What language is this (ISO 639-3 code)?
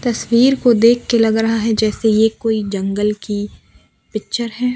hin